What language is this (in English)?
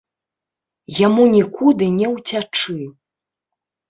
Belarusian